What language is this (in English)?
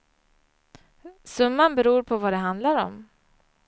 Swedish